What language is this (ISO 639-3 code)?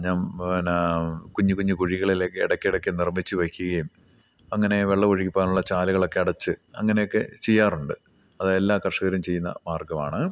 mal